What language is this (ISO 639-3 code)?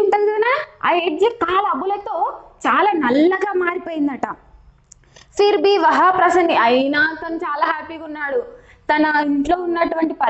hin